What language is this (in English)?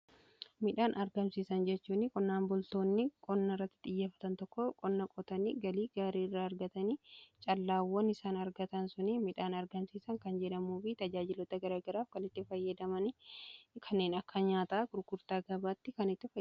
Oromo